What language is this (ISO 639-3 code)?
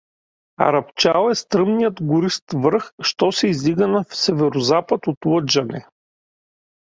bul